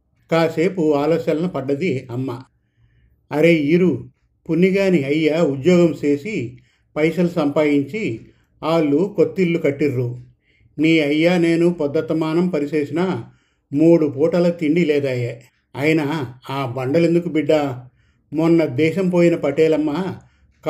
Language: Telugu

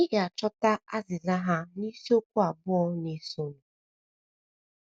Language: Igbo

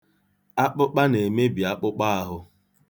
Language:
Igbo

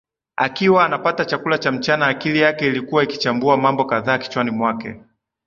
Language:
Swahili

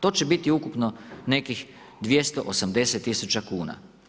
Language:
Croatian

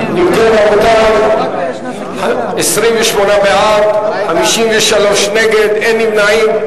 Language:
Hebrew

